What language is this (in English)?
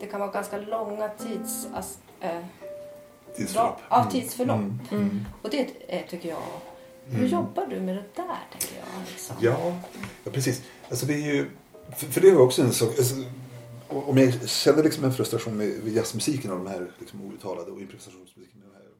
Swedish